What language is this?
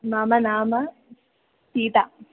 Sanskrit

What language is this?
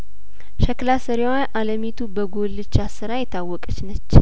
Amharic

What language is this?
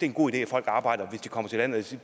Danish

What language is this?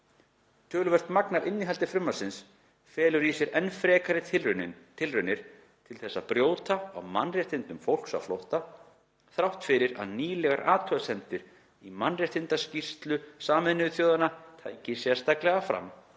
Icelandic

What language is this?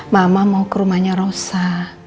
Indonesian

